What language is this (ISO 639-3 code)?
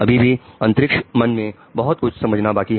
hin